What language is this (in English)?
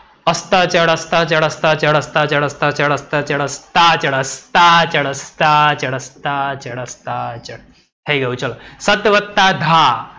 Gujarati